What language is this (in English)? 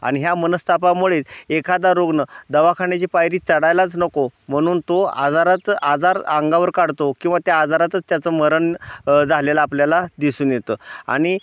Marathi